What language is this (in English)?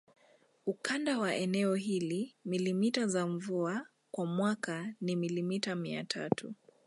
Swahili